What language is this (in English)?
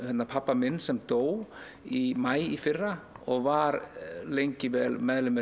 Icelandic